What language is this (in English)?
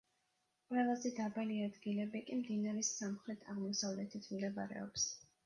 Georgian